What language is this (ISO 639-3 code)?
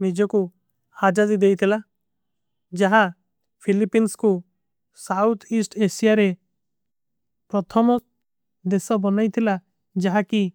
uki